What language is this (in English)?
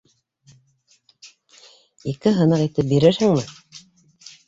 Bashkir